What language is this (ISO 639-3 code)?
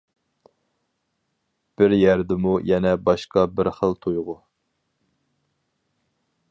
uig